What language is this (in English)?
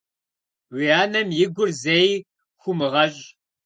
Kabardian